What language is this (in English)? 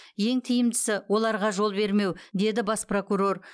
Kazakh